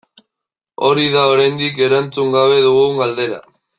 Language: Basque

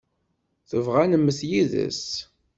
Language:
Kabyle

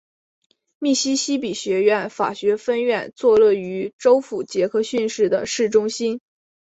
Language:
Chinese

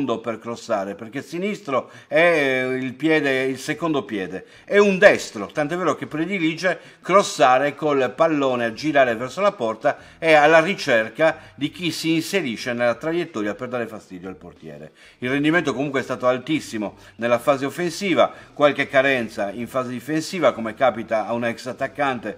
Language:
Italian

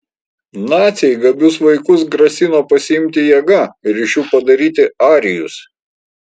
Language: Lithuanian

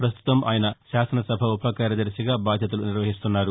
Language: Telugu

